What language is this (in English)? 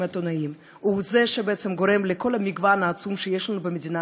Hebrew